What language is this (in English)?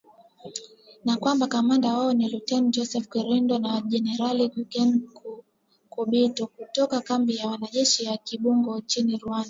Swahili